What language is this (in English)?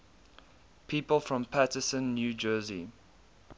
English